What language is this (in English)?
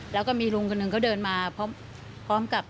Thai